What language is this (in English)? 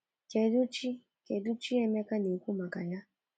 Igbo